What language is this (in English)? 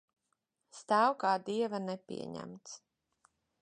Latvian